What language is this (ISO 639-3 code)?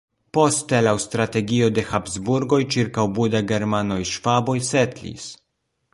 epo